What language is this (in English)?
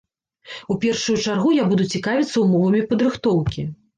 Belarusian